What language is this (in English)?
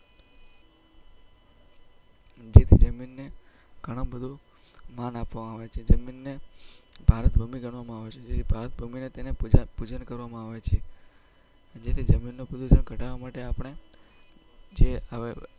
Gujarati